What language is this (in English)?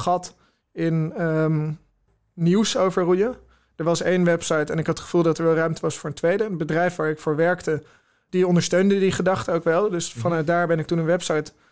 Dutch